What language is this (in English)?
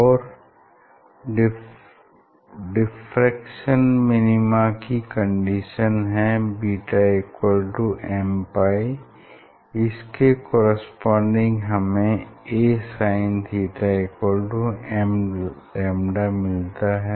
Hindi